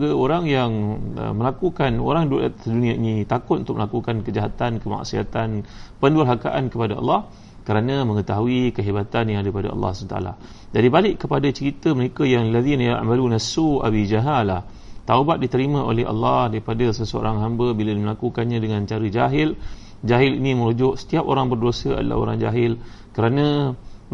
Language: Malay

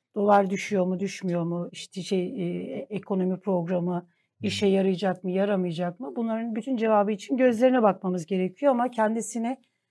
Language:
Turkish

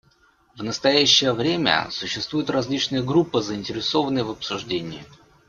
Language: Russian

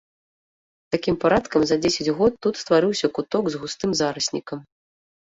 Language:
Belarusian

